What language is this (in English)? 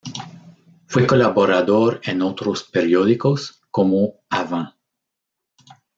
Spanish